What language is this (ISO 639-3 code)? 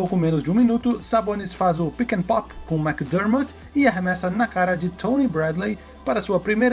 por